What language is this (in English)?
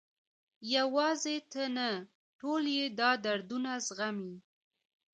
Pashto